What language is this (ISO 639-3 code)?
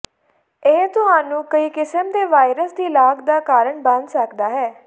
pan